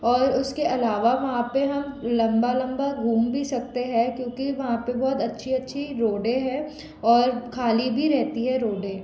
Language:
Hindi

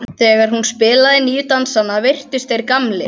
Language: Icelandic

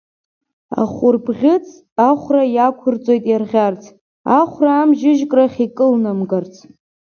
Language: Abkhazian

